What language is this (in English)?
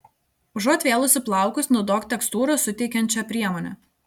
Lithuanian